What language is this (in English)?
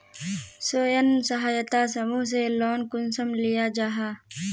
Magahi